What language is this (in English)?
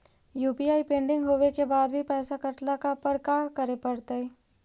Magahi